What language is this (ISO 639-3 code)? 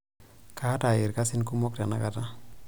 mas